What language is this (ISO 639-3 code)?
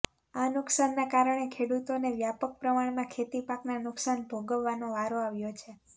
guj